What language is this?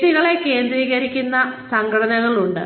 Malayalam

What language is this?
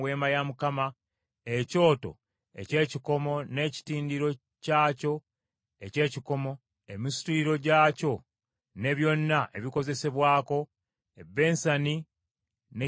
Ganda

